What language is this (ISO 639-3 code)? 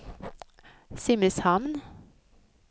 swe